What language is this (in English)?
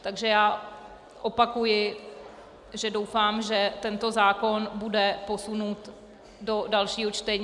Czech